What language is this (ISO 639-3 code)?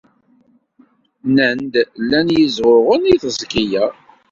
kab